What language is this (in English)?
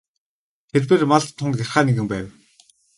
Mongolian